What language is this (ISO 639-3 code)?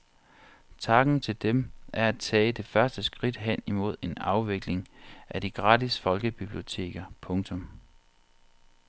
dan